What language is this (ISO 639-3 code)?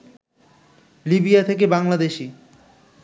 ben